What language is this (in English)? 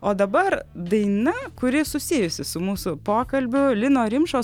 Lithuanian